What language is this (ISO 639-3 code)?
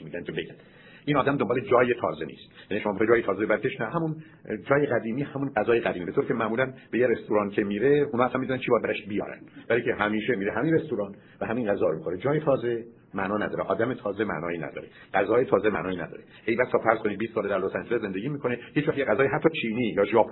fas